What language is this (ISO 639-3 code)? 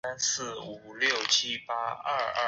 zho